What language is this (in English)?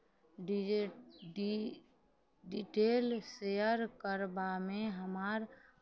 Maithili